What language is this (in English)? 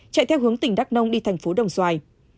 Vietnamese